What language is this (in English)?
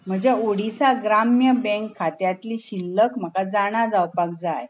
Konkani